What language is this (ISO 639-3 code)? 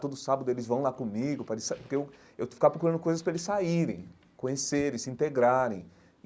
por